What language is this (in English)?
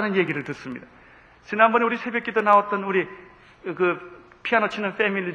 Korean